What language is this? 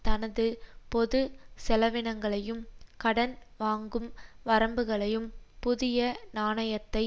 Tamil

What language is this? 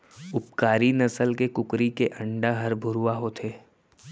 Chhattisgarhi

